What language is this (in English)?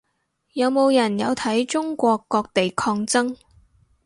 Cantonese